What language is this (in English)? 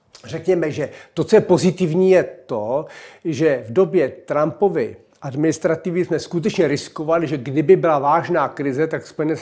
Czech